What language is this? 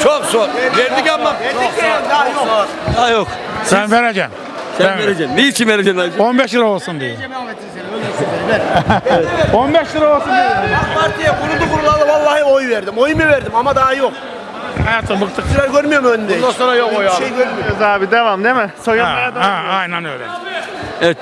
Turkish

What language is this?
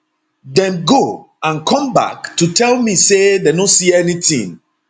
Nigerian Pidgin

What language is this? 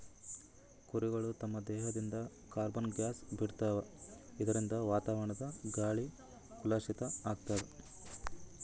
Kannada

